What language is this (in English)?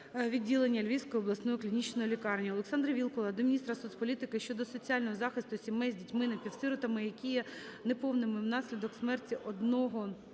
Ukrainian